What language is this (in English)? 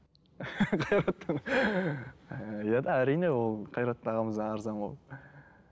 Kazakh